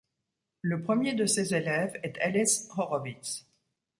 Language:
French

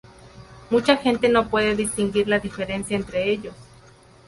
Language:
Spanish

